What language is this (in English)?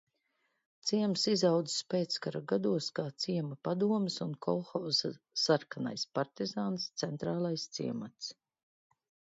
Latvian